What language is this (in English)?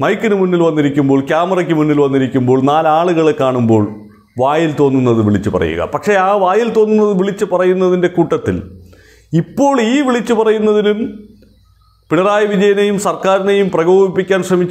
Hindi